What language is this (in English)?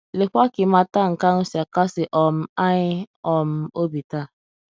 Igbo